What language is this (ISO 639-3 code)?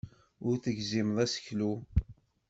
kab